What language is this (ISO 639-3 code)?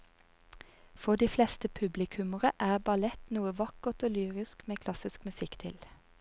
nor